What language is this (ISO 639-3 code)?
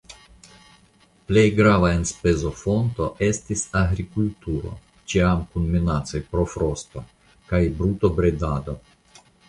epo